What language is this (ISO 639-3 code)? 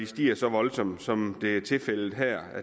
dan